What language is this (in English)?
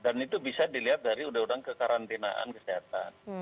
Indonesian